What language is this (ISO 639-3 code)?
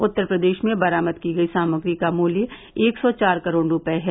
hin